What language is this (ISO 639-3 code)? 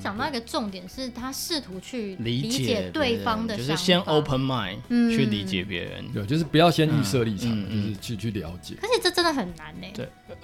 zho